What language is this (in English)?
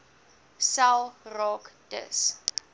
Afrikaans